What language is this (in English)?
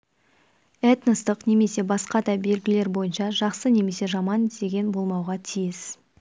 Kazakh